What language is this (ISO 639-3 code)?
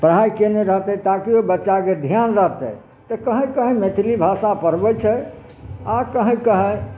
mai